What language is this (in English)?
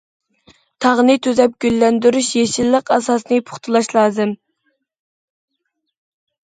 Uyghur